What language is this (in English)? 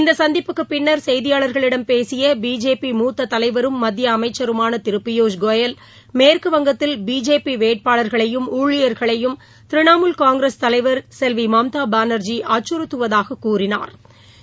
Tamil